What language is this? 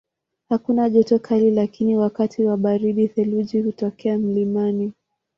Swahili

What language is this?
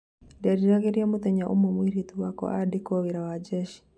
Kikuyu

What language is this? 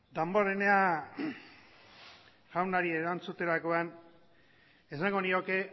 Basque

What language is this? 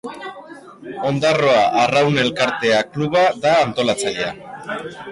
Basque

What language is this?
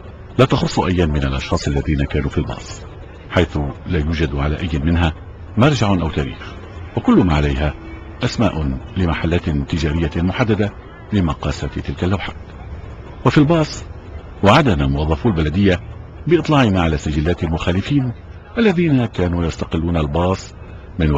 Arabic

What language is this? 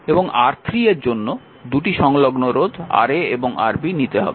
Bangla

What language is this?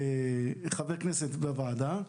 Hebrew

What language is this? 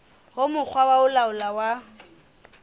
Southern Sotho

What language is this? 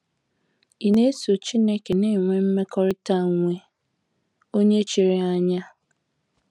Igbo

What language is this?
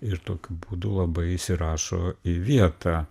Lithuanian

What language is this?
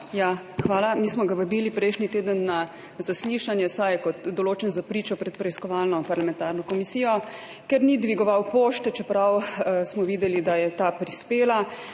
Slovenian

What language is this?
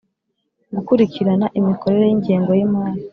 Kinyarwanda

